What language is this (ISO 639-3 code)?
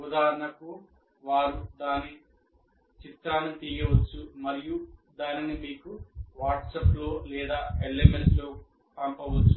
tel